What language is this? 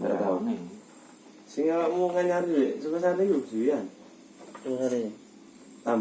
Indonesian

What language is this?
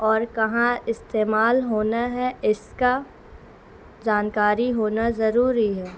Urdu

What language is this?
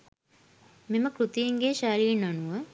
Sinhala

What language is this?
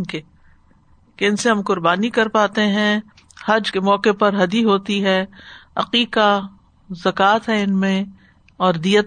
Urdu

